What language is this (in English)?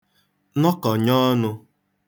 Igbo